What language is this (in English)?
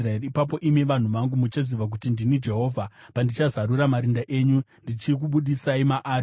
Shona